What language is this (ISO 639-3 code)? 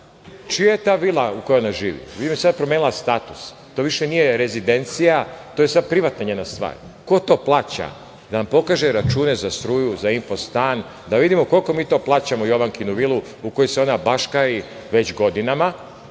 srp